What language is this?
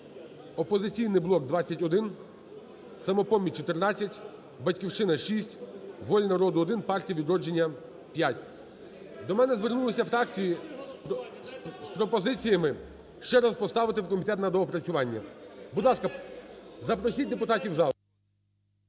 Ukrainian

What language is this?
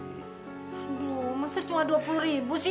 Indonesian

